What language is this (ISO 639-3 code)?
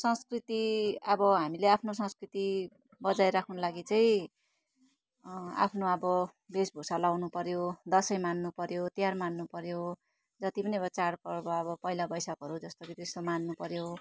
nep